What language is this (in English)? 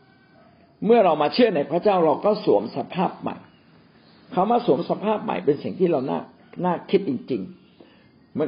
Thai